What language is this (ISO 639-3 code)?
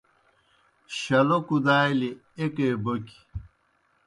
plk